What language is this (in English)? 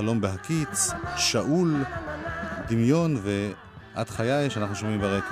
Hebrew